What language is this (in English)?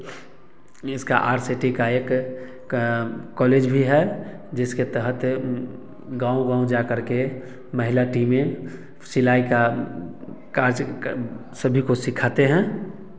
Hindi